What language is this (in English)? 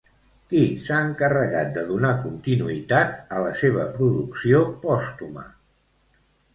Catalan